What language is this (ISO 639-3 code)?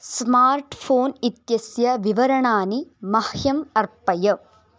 san